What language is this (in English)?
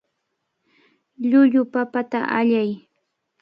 Cajatambo North Lima Quechua